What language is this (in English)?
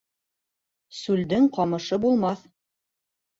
Bashkir